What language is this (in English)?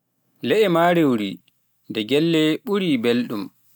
Pular